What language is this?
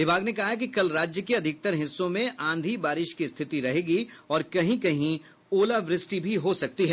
Hindi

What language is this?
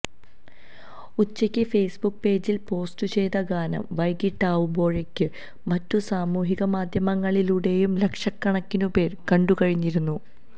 Malayalam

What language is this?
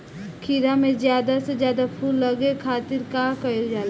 Bhojpuri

